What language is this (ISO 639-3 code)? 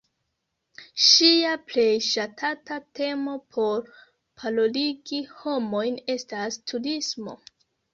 epo